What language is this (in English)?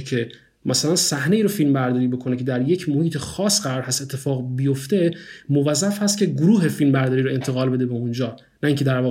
Persian